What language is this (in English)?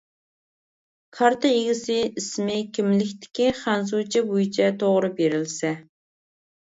Uyghur